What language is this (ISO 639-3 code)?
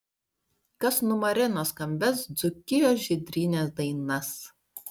lit